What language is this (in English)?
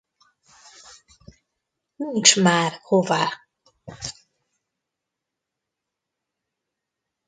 Hungarian